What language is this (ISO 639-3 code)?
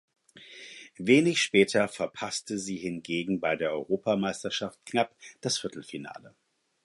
deu